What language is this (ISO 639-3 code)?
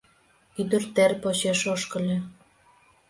chm